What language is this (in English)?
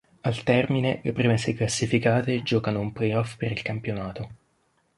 Italian